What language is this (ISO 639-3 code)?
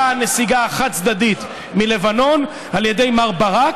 heb